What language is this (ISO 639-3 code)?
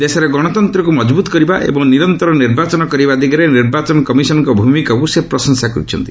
ori